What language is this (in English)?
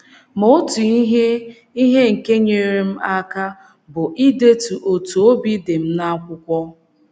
Igbo